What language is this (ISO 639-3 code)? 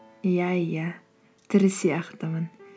kaz